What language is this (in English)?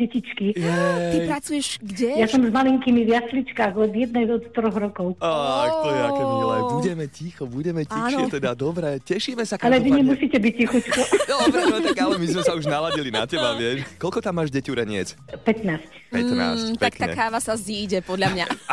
Slovak